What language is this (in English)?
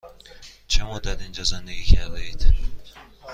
Persian